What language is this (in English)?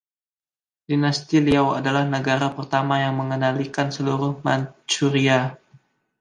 Indonesian